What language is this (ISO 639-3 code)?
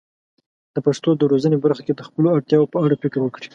pus